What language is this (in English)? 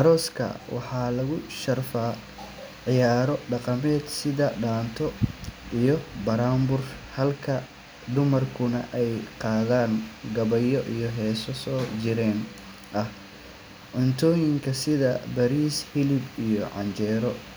Somali